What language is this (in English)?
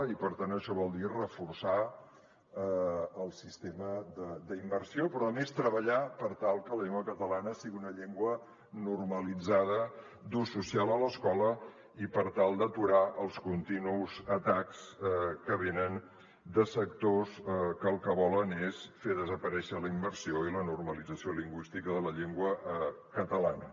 Catalan